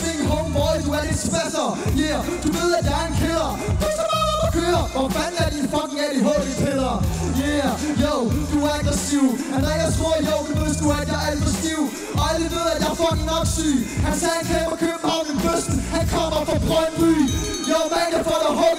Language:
Danish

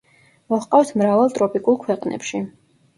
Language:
Georgian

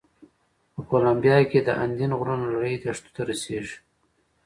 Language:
Pashto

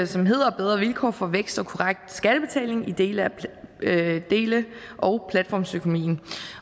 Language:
Danish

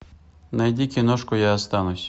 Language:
Russian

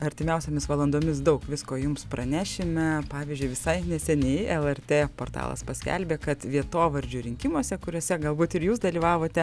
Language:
Lithuanian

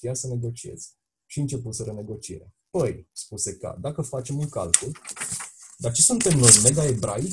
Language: Romanian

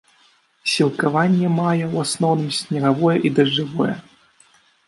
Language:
Belarusian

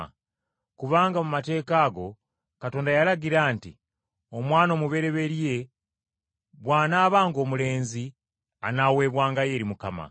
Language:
Ganda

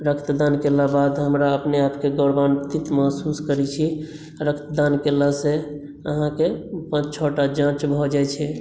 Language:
Maithili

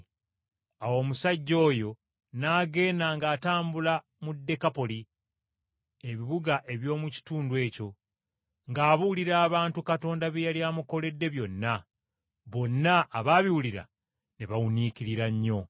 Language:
Ganda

